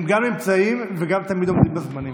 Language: Hebrew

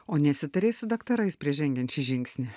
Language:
Lithuanian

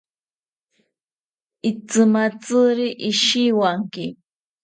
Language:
South Ucayali Ashéninka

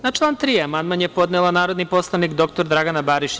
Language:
Serbian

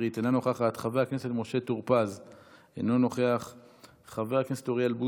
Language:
Hebrew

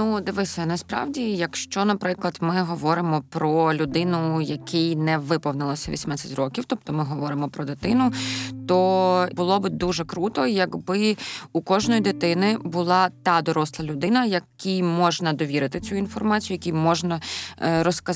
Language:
Ukrainian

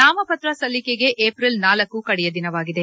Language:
Kannada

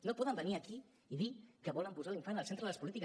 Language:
Catalan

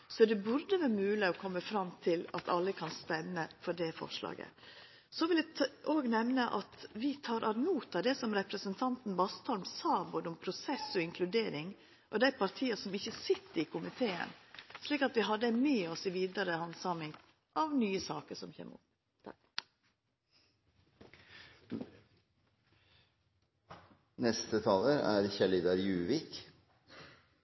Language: Norwegian Nynorsk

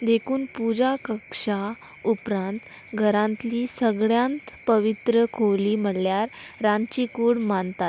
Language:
Konkani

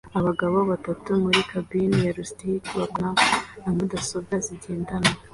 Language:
Kinyarwanda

